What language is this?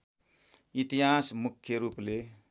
Nepali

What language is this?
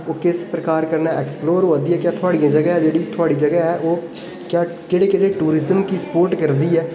Dogri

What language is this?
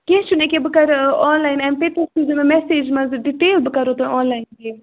Kashmiri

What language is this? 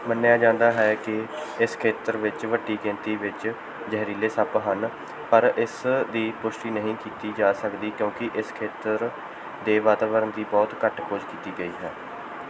Punjabi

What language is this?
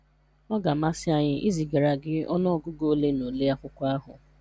Igbo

